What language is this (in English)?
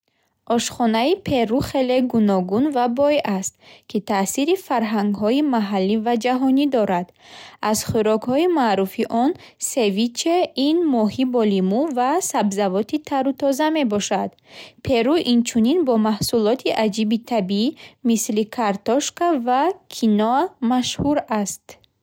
Bukharic